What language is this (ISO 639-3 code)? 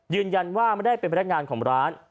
tha